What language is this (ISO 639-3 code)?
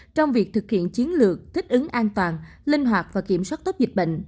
vie